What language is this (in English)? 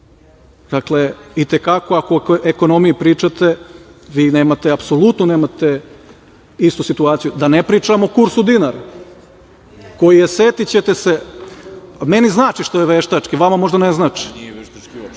Serbian